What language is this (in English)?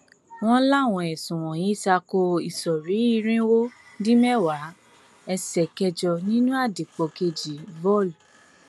Yoruba